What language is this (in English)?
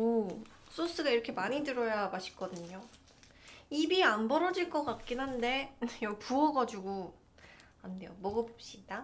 Korean